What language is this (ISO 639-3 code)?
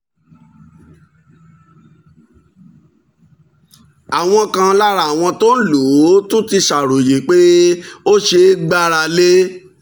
yor